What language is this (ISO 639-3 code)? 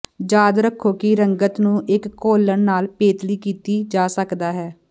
pan